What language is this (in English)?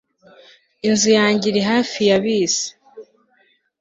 Kinyarwanda